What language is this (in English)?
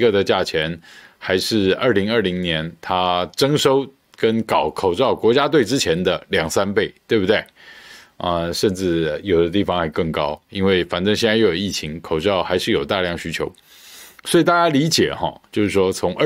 Chinese